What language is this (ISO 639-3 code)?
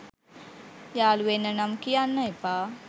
sin